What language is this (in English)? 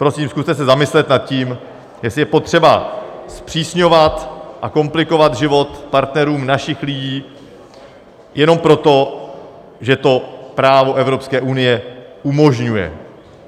Czech